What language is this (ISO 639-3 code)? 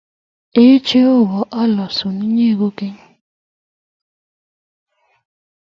kln